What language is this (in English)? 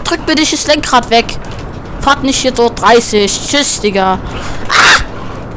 German